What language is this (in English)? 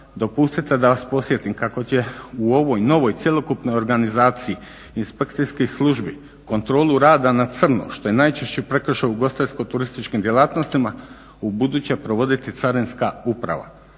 Croatian